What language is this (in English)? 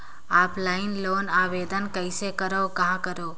Chhattisgarhi